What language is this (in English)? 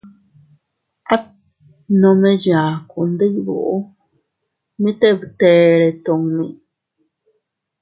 Teutila Cuicatec